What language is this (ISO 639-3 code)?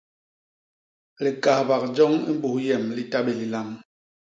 bas